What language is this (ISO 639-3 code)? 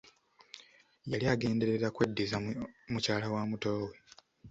lug